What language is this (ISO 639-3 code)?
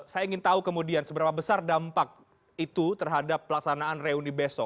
ind